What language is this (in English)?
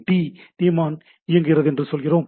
Tamil